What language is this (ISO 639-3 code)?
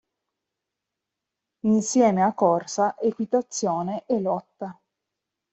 ita